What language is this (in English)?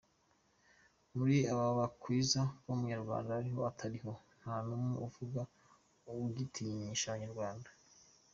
Kinyarwanda